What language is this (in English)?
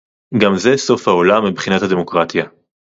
Hebrew